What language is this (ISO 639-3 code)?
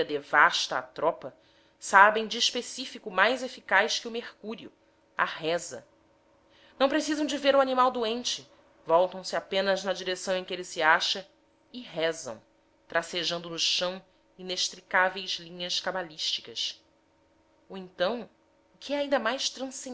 por